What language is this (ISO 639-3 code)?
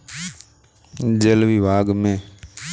hin